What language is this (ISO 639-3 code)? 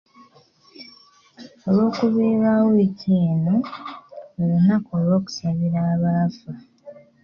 lug